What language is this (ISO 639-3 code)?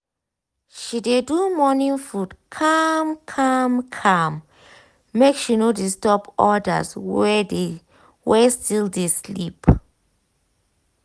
pcm